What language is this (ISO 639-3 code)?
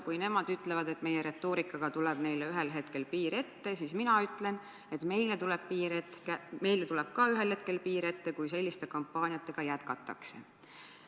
est